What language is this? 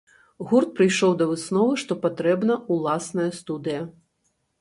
Belarusian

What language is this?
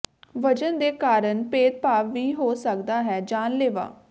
Punjabi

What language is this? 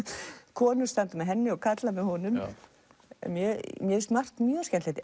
Icelandic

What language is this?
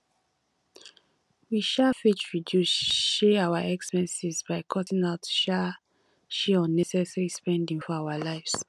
Nigerian Pidgin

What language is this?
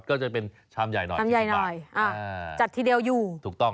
Thai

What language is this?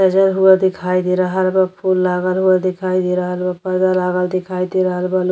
Bhojpuri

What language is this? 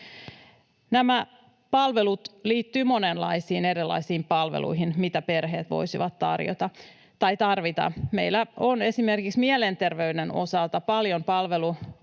Finnish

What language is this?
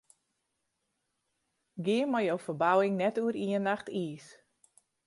Western Frisian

